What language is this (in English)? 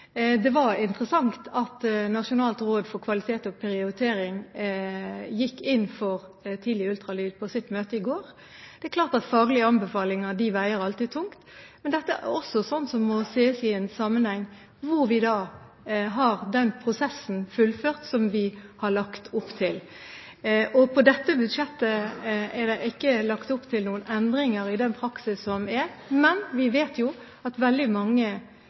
Norwegian Bokmål